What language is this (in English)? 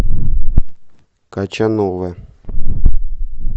Russian